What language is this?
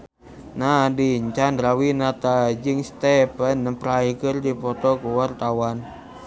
Sundanese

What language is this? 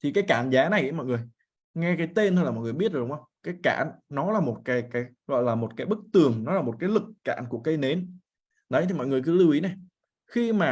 Vietnamese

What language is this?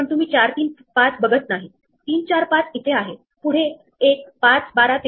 Marathi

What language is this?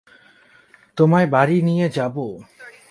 Bangla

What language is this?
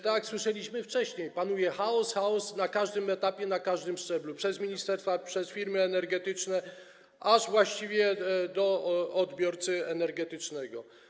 Polish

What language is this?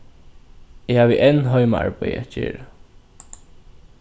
Faroese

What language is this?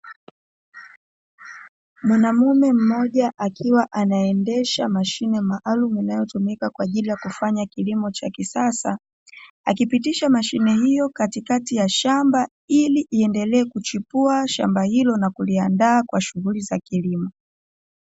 Swahili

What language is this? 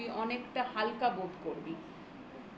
Bangla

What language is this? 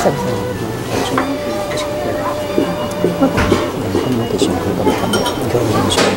Japanese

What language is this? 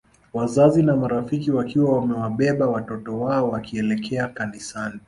Swahili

